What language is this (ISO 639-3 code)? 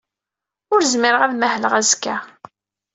kab